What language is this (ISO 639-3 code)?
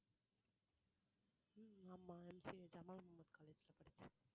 tam